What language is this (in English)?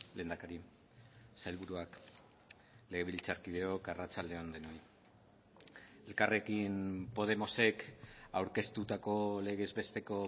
Basque